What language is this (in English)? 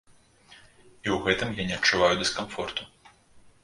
Belarusian